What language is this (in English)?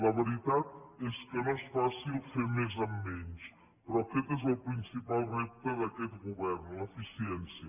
Catalan